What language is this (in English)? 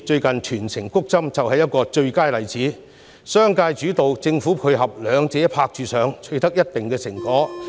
Cantonese